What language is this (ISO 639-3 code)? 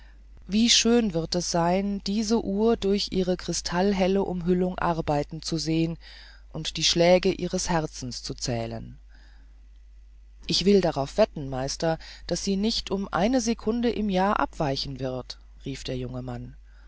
deu